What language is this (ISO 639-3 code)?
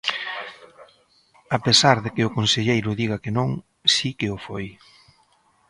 glg